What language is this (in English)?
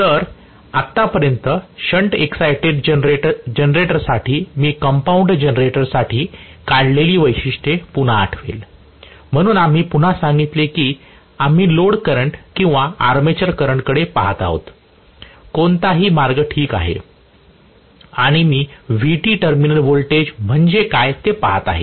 Marathi